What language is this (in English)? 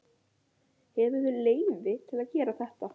Icelandic